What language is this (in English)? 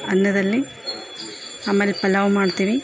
Kannada